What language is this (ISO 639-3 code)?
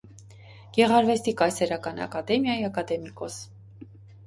hye